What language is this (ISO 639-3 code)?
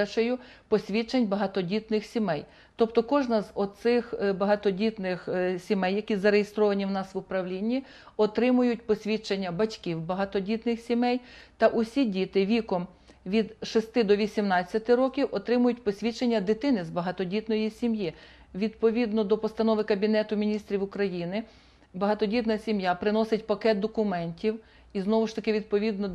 rus